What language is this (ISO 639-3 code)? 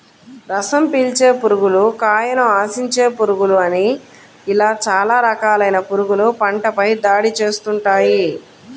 tel